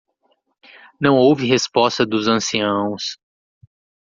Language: Portuguese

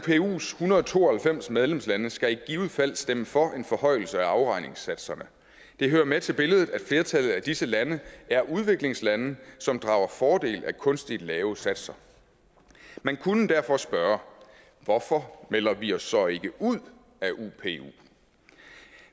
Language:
Danish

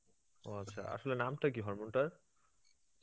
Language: Bangla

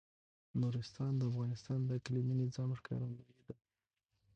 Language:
Pashto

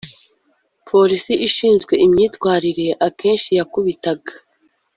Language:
Kinyarwanda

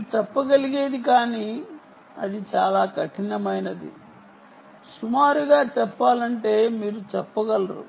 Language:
Telugu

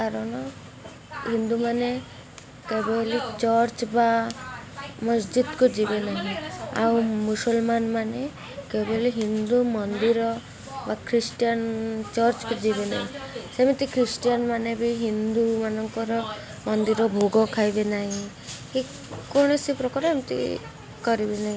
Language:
Odia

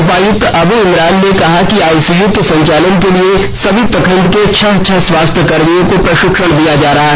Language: Hindi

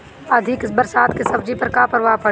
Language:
Bhojpuri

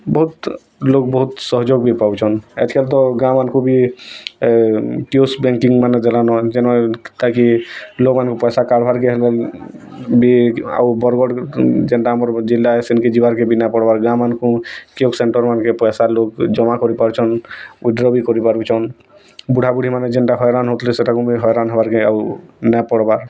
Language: Odia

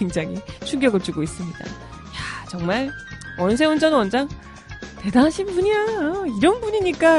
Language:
Korean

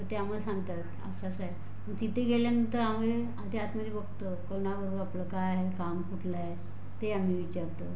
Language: Marathi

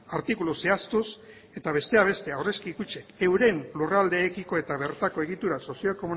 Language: Basque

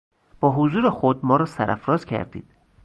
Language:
Persian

